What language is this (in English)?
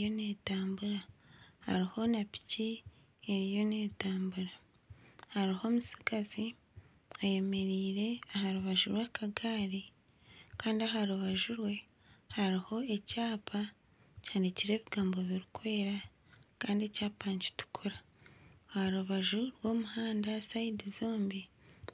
Nyankole